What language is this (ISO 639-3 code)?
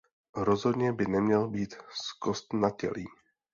ces